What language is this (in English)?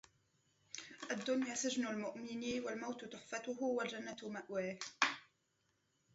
Arabic